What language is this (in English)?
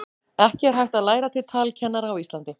Icelandic